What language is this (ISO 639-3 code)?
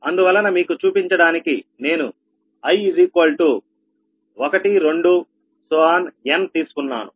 tel